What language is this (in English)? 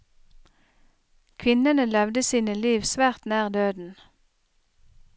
Norwegian